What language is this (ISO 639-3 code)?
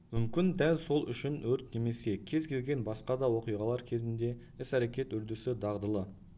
kaz